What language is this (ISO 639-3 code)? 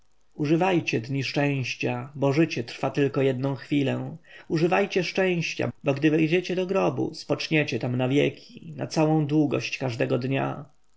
pol